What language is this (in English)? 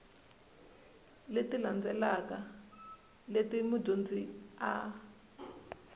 Tsonga